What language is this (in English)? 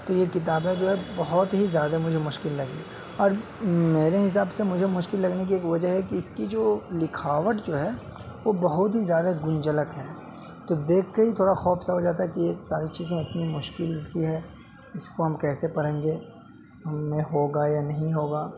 Urdu